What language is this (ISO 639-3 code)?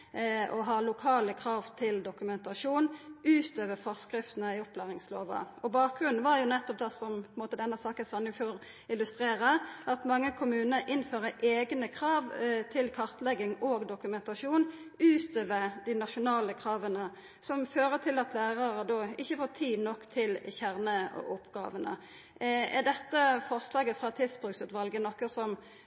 nno